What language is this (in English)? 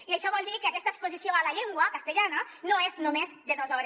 Catalan